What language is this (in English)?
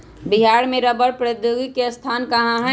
Magahi